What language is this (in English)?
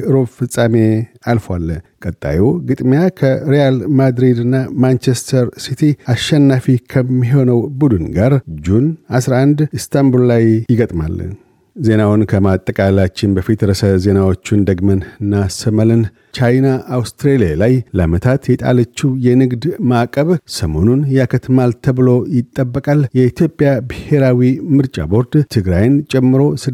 Amharic